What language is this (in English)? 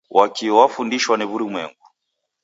Taita